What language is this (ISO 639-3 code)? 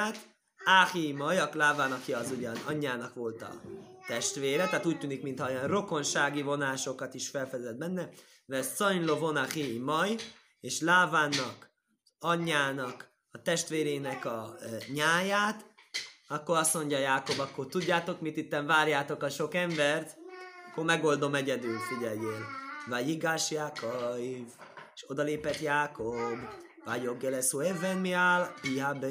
hun